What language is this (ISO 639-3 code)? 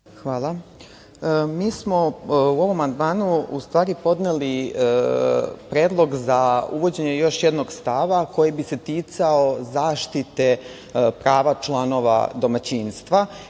srp